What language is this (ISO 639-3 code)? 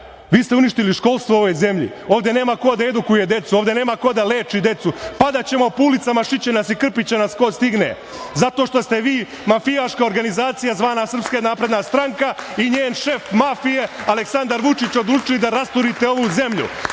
srp